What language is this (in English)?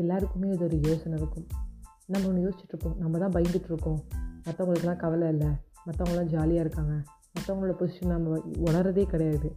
Tamil